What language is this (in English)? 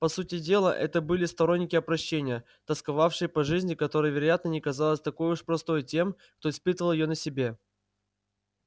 Russian